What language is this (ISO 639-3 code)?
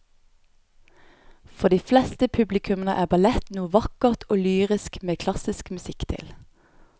nor